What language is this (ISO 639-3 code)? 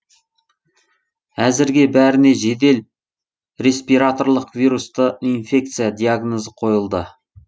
kaz